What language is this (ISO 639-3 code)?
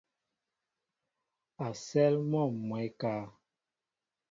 mbo